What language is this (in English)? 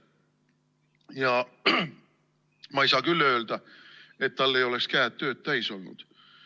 Estonian